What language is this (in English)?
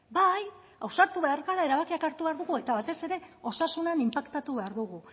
Basque